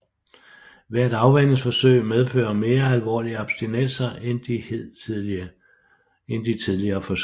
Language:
Danish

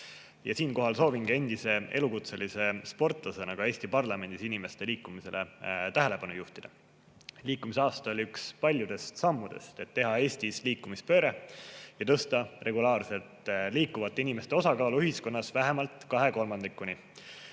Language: Estonian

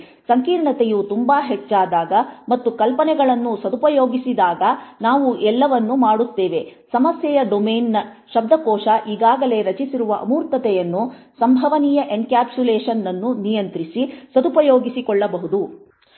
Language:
Kannada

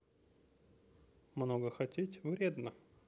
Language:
Russian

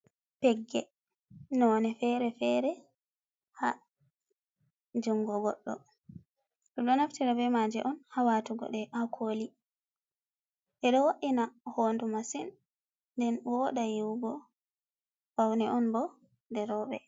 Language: Fula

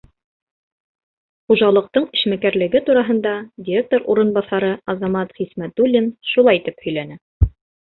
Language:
Bashkir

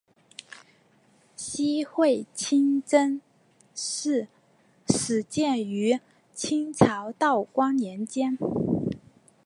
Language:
Chinese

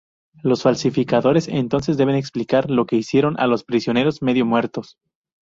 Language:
Spanish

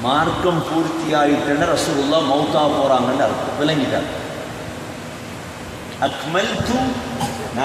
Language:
Hindi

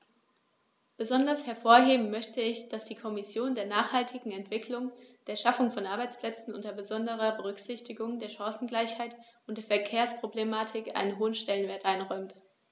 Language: German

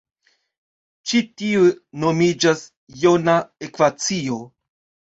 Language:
Esperanto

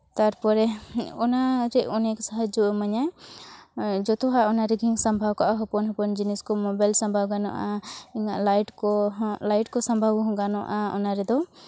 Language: Santali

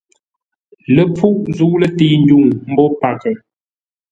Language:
Ngombale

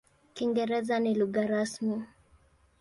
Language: Swahili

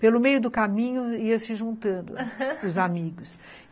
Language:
Portuguese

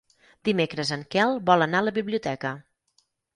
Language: Catalan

